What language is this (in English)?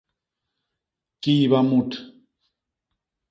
Basaa